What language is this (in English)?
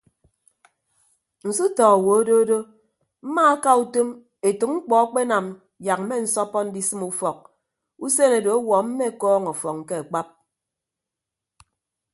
Ibibio